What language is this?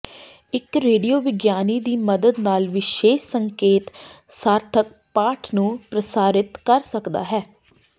Punjabi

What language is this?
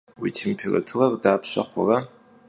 Kabardian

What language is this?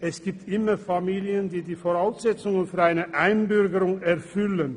Swiss German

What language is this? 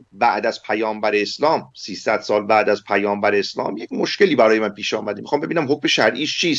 Persian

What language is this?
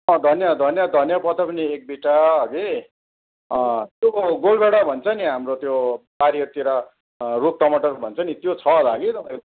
Nepali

